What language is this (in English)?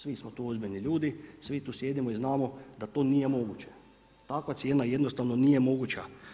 Croatian